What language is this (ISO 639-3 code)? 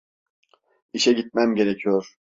tur